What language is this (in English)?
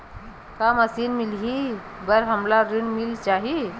Chhattisgarhi